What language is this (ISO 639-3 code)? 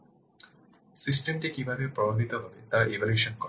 ben